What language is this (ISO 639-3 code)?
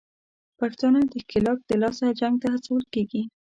pus